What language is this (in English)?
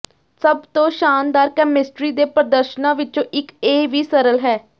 Punjabi